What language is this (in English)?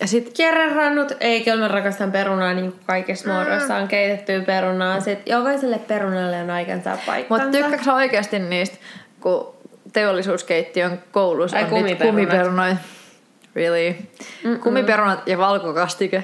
Finnish